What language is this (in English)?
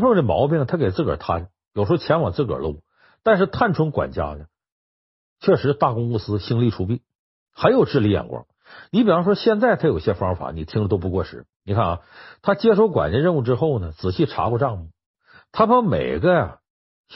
Chinese